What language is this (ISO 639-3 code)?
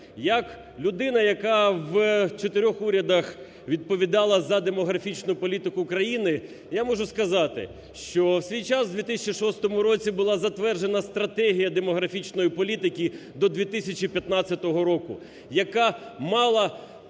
ukr